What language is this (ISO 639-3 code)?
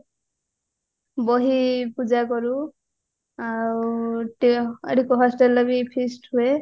ori